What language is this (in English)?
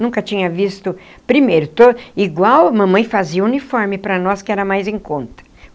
Portuguese